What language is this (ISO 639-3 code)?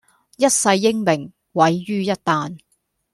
yue